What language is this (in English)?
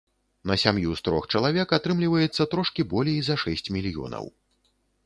Belarusian